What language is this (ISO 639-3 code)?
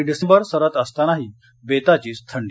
mar